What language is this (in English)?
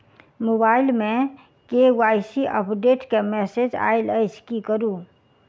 Maithili